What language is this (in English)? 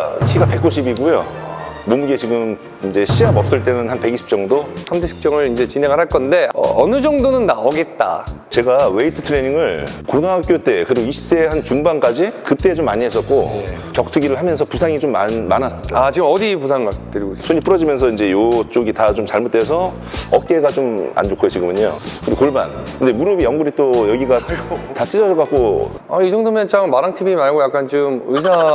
Korean